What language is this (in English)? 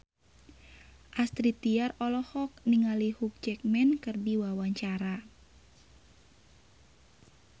Sundanese